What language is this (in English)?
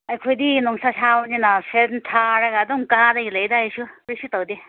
Manipuri